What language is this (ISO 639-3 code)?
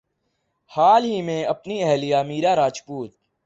urd